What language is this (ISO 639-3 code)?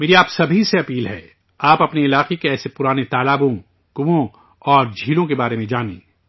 urd